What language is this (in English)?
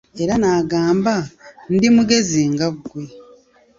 Ganda